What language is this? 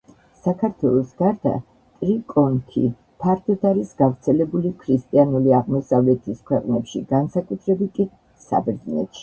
Georgian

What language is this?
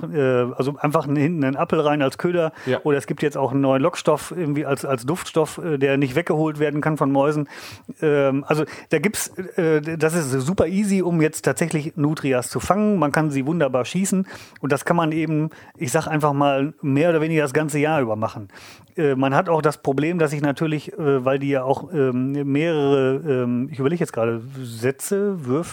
German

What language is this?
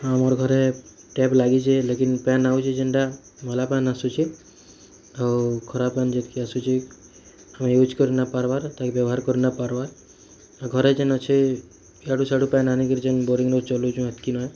Odia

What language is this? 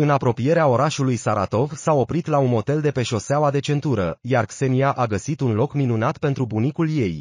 Romanian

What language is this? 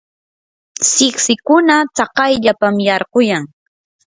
Yanahuanca Pasco Quechua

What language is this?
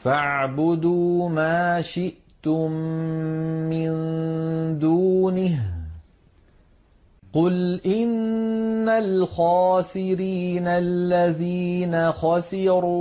Arabic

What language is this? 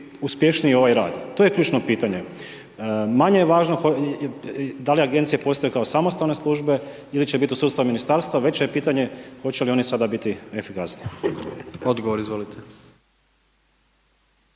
Croatian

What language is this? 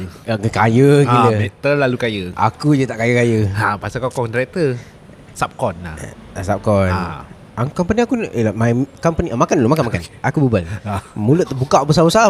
Malay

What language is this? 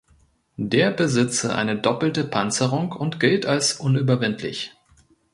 German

